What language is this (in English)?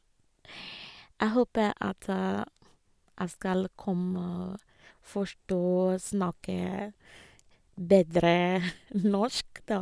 Norwegian